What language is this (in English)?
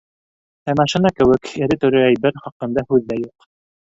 Bashkir